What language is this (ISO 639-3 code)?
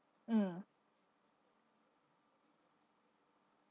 eng